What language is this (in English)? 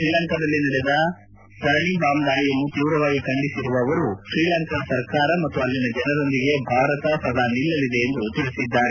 Kannada